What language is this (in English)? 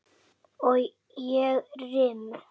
Icelandic